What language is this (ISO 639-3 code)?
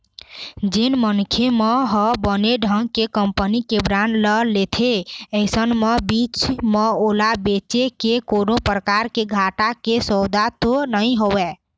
hne